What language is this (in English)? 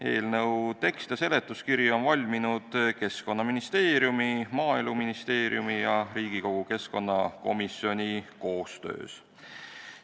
Estonian